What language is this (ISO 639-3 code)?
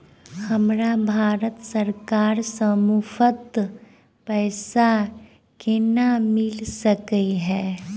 mai